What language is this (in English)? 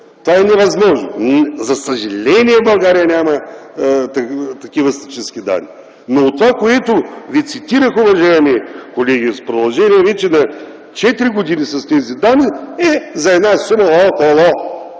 Bulgarian